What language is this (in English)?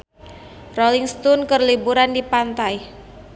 Sundanese